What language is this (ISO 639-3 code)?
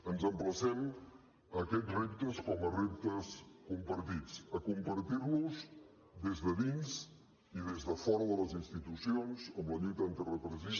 cat